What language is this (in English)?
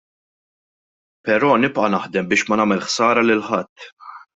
Maltese